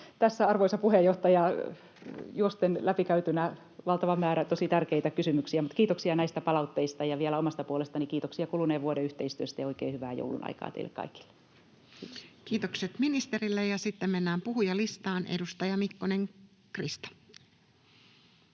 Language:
Finnish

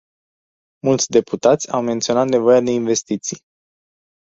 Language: Romanian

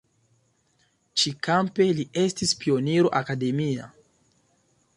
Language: Esperanto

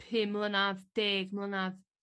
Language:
Welsh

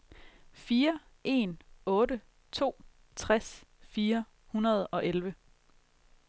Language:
Danish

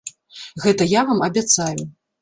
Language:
Belarusian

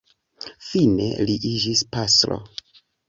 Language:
Esperanto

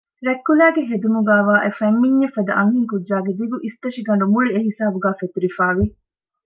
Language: Divehi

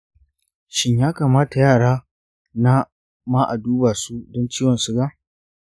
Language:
Hausa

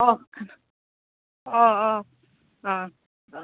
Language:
Bodo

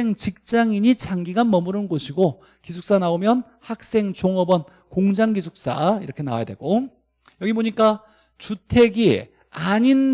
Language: Korean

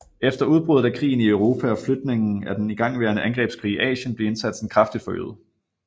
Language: Danish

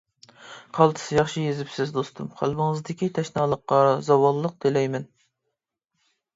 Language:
Uyghur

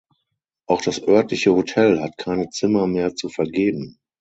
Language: German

